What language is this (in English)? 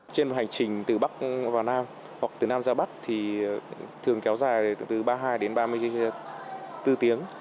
Vietnamese